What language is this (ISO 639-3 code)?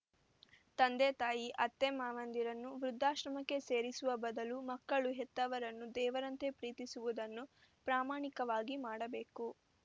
kan